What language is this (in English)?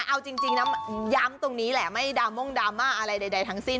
Thai